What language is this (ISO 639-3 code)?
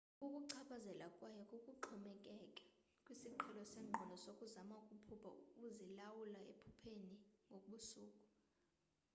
xho